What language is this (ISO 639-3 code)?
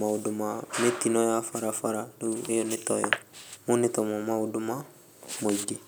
kik